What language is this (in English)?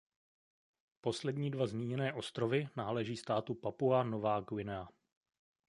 Czech